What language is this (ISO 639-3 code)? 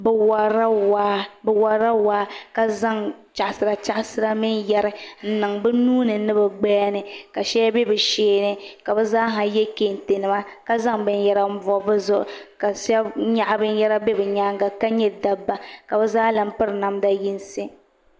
dag